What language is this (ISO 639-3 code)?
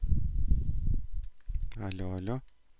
rus